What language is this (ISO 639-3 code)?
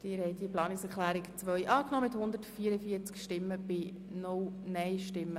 gsw